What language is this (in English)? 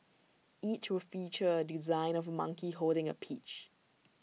English